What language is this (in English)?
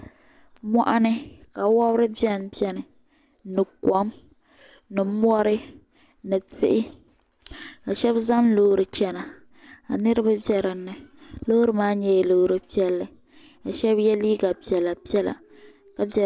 Dagbani